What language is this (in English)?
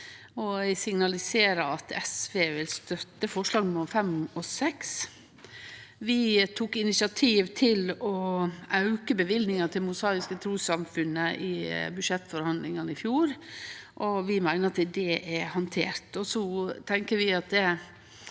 Norwegian